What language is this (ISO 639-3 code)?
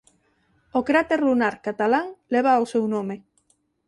glg